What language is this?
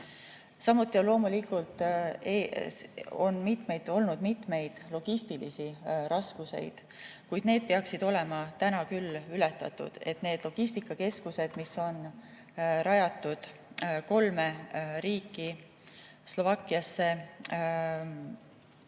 Estonian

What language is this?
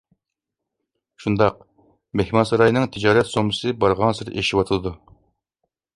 Uyghur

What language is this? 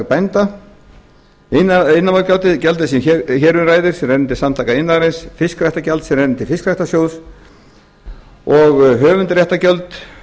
Icelandic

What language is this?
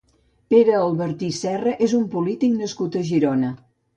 Catalan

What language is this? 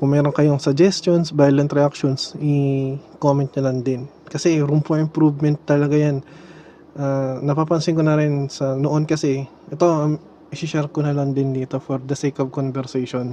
Filipino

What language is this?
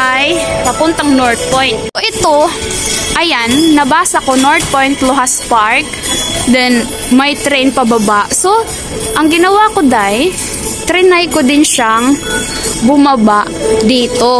Filipino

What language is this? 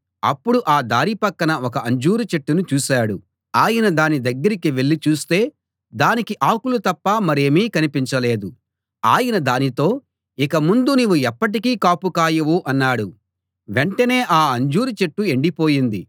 Telugu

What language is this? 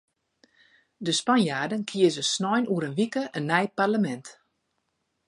Western Frisian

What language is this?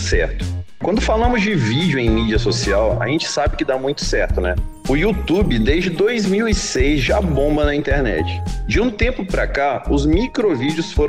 Portuguese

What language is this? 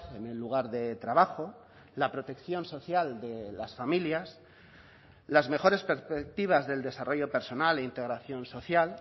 Spanish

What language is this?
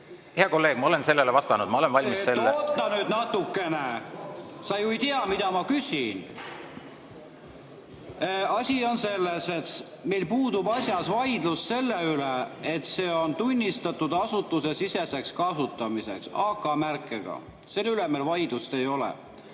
Estonian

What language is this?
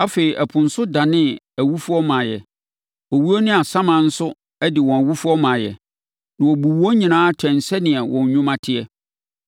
Akan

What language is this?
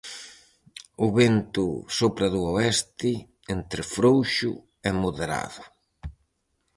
Galician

